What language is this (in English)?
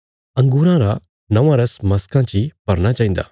Bilaspuri